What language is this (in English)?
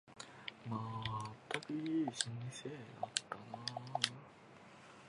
Japanese